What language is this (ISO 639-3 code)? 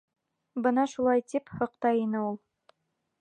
bak